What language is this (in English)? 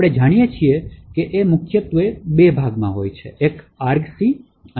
Gujarati